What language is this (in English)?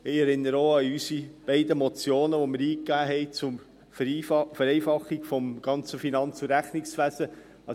Swiss German